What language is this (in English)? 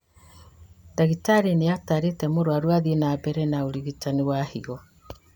Kikuyu